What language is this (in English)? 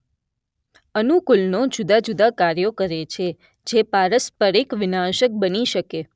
Gujarati